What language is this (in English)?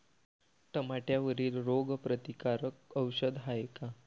Marathi